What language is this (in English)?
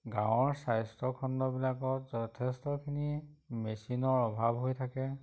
Assamese